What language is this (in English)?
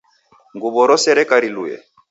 Taita